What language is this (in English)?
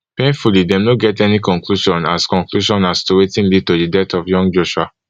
Nigerian Pidgin